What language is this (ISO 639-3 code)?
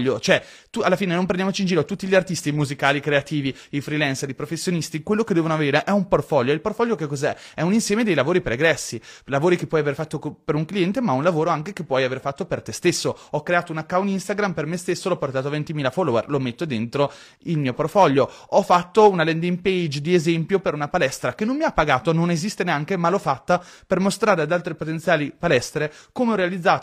ita